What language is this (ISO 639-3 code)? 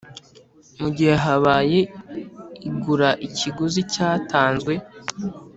kin